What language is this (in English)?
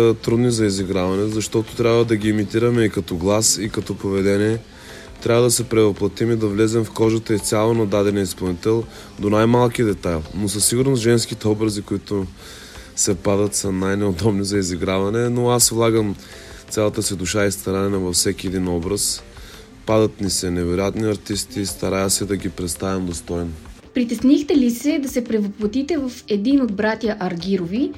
Bulgarian